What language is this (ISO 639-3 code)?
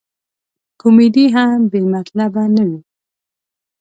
pus